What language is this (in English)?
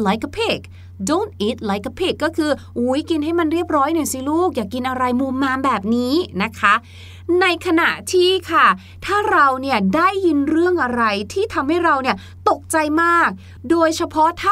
Thai